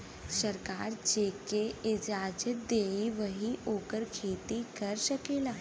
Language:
Bhojpuri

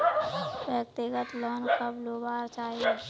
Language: Magahi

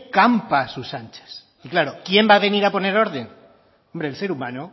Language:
Spanish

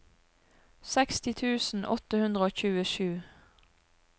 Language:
Norwegian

